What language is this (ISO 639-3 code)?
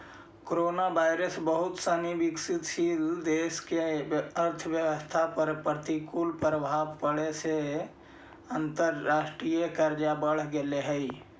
mag